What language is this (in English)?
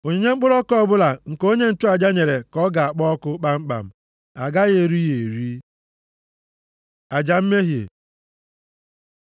Igbo